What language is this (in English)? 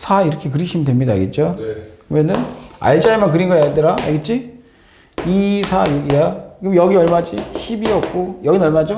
Korean